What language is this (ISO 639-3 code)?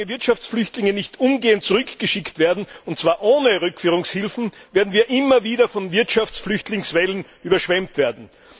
deu